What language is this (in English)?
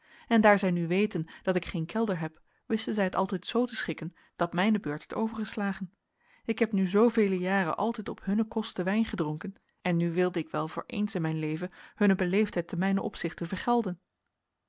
Dutch